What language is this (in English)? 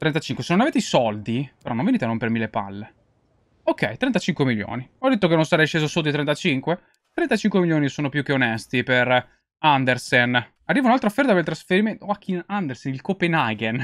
Italian